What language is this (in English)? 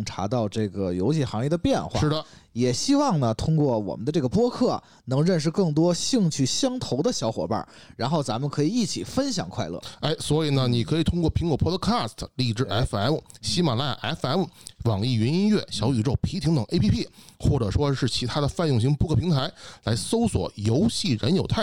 Chinese